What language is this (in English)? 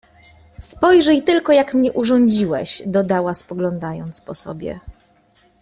Polish